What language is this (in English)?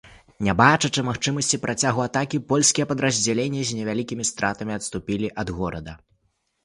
Belarusian